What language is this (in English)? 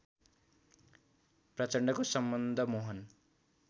Nepali